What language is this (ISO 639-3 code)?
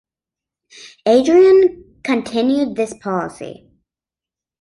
eng